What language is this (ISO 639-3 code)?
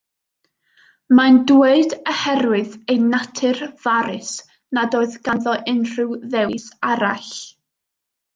cym